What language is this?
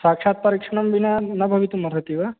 Sanskrit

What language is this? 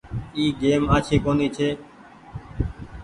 Goaria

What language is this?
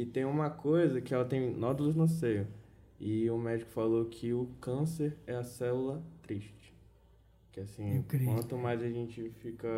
Portuguese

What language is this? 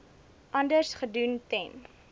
Afrikaans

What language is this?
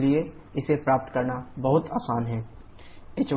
Hindi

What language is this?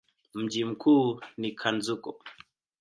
Swahili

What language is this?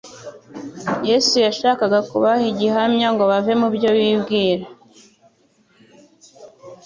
Kinyarwanda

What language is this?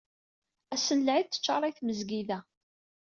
Kabyle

